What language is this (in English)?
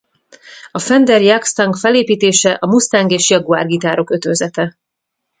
Hungarian